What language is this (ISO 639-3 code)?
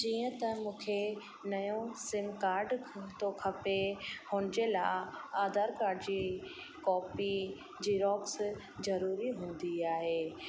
snd